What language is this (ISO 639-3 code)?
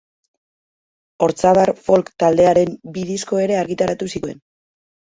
eus